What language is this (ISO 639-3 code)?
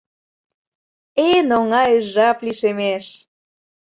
chm